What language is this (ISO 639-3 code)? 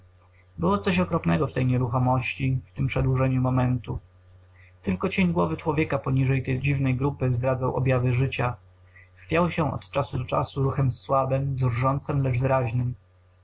pol